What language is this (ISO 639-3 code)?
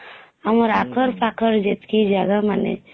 ori